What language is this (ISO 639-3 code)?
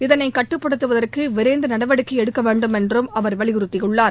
tam